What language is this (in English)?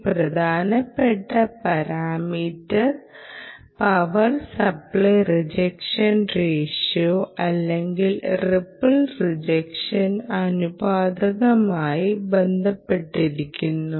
Malayalam